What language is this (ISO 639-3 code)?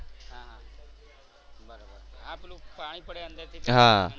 guj